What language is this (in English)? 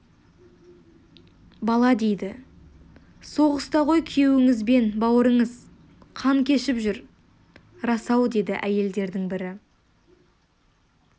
Kazakh